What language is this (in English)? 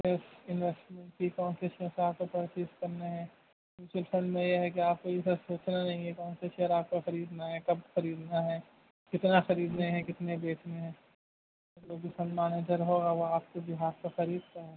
Urdu